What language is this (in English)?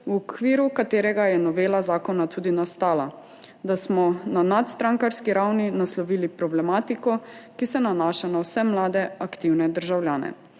Slovenian